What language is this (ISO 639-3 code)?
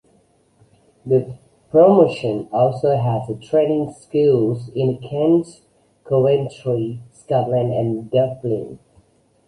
eng